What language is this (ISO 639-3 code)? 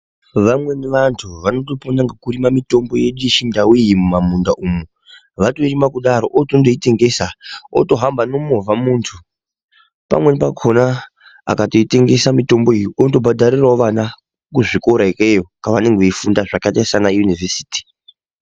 ndc